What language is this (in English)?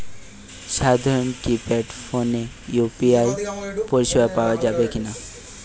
Bangla